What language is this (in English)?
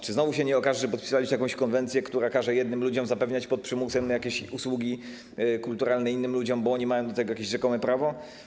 Polish